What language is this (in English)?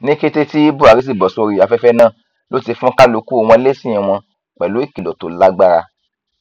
Yoruba